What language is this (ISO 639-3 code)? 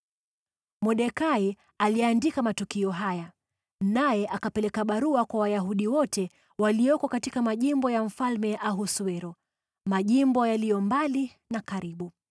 swa